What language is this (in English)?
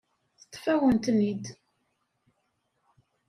Kabyle